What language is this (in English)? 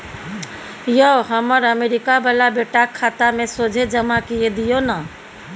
Maithili